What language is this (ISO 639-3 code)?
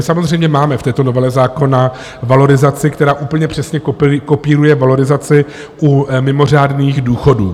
ces